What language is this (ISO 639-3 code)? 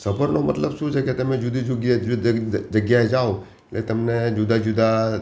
guj